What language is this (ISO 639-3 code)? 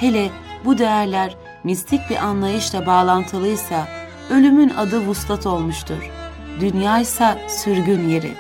tur